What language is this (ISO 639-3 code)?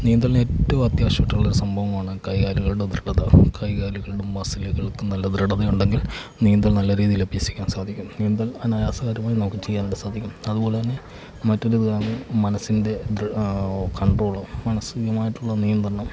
mal